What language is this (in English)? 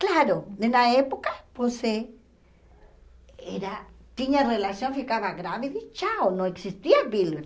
Portuguese